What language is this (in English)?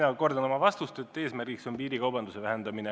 Estonian